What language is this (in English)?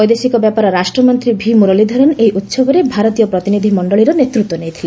Odia